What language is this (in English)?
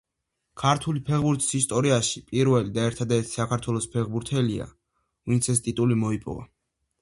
Georgian